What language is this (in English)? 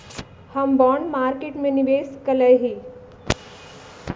Magahi